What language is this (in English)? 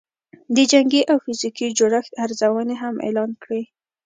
Pashto